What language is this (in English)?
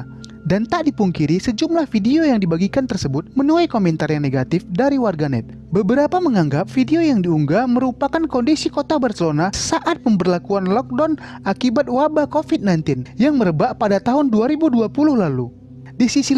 Indonesian